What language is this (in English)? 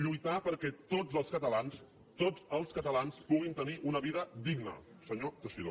Catalan